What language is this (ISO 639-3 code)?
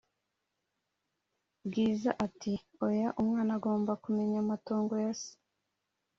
kin